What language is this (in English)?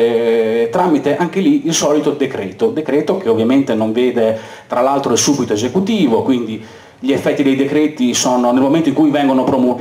Italian